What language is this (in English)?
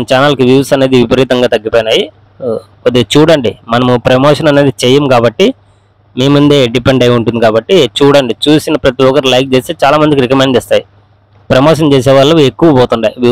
Telugu